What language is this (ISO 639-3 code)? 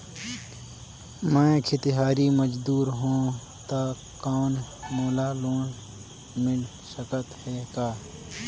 hne